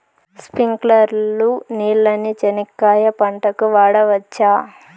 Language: Telugu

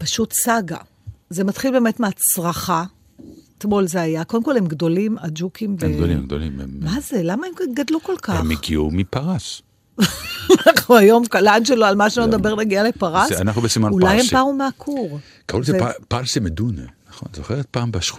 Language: Hebrew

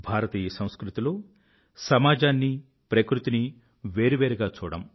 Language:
Telugu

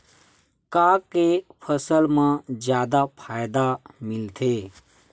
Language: Chhattisgarhi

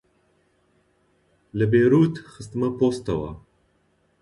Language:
Central Kurdish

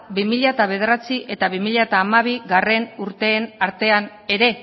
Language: Basque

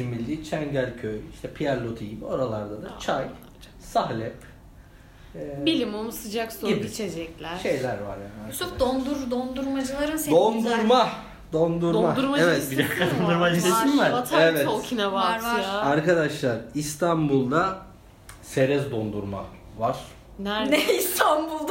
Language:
Turkish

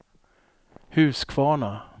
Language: Swedish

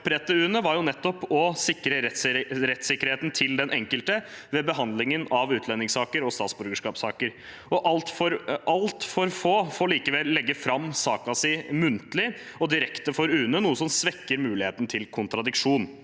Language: Norwegian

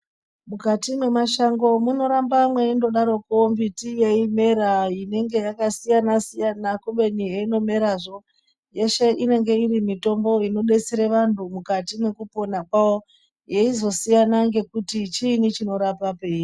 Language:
Ndau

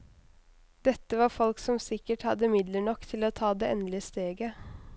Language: Norwegian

